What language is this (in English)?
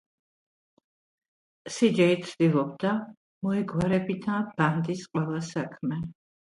Georgian